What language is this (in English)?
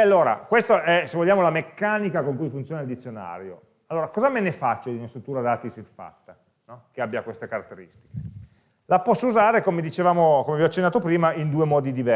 Italian